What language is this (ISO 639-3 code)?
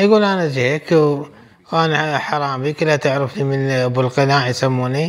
ara